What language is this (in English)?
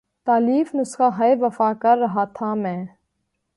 Urdu